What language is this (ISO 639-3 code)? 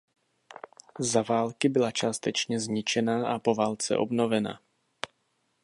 ces